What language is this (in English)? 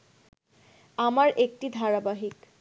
Bangla